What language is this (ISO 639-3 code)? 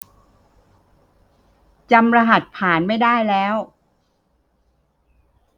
tha